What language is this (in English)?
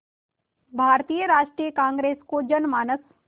Hindi